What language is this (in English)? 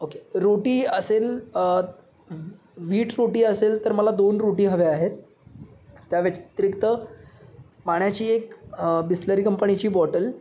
Marathi